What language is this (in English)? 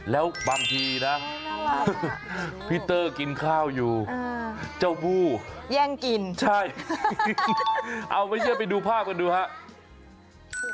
Thai